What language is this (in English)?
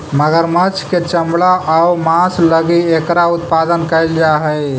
Magahi